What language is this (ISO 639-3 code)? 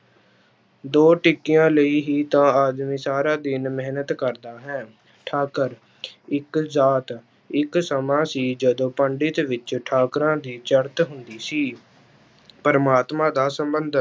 pan